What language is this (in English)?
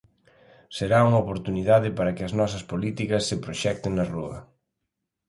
Galician